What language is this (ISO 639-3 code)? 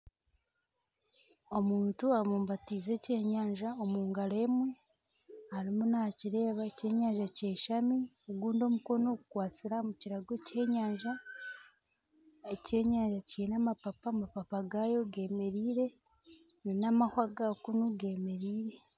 nyn